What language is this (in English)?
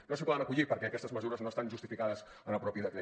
Catalan